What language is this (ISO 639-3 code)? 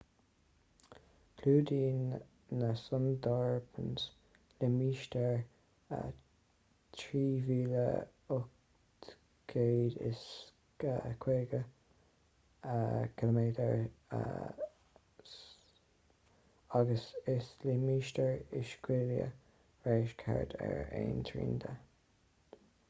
gle